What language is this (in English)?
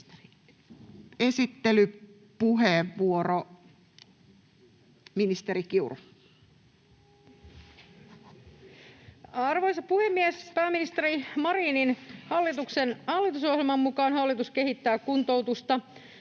Finnish